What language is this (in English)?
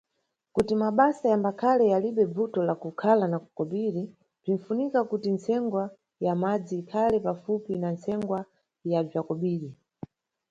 Nyungwe